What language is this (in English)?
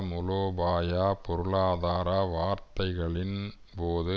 Tamil